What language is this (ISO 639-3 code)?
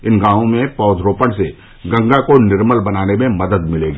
hin